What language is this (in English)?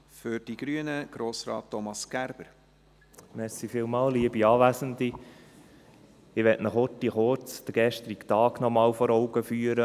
Swiss German